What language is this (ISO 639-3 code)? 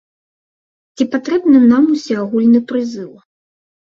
bel